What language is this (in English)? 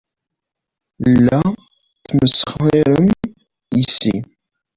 Kabyle